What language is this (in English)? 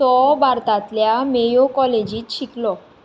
Konkani